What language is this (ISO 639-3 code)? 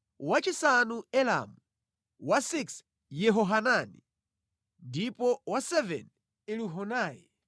nya